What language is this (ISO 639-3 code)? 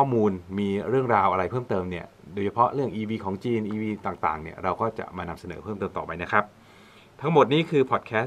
tha